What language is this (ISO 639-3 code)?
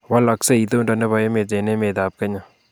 kln